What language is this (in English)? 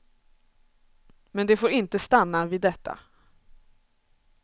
Swedish